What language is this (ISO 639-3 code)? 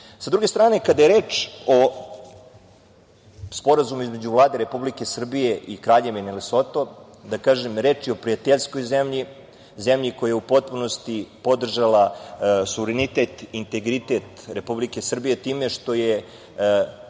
srp